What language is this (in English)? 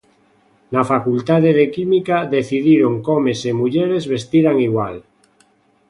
Galician